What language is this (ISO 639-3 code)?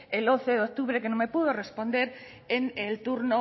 spa